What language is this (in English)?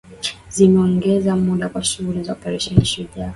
Swahili